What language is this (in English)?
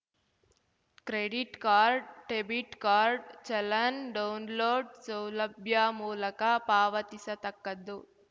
Kannada